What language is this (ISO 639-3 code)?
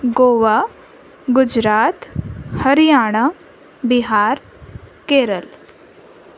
snd